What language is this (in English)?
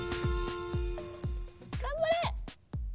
Japanese